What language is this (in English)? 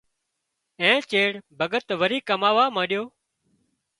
Wadiyara Koli